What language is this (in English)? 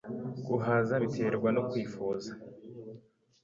Kinyarwanda